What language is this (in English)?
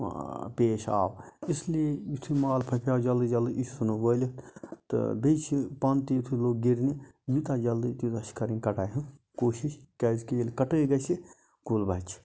Kashmiri